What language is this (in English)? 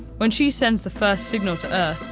English